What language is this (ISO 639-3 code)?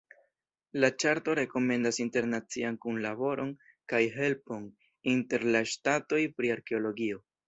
epo